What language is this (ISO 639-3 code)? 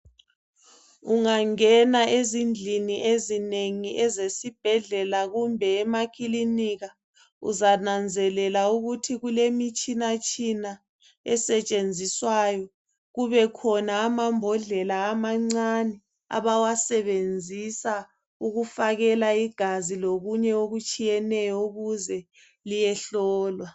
nde